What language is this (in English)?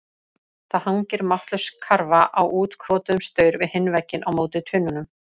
Icelandic